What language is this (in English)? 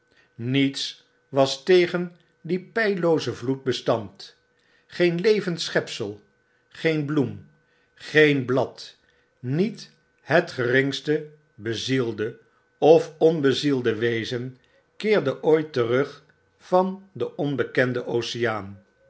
Dutch